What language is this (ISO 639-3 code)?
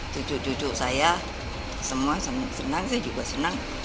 ind